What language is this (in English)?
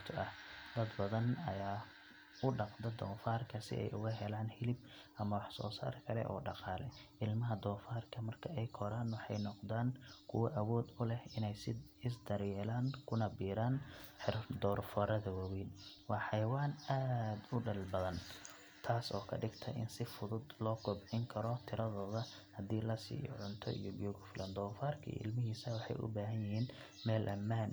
Somali